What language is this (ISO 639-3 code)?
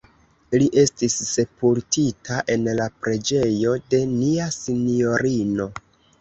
epo